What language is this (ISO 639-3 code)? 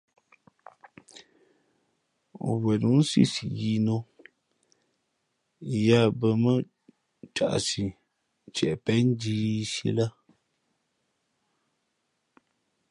fmp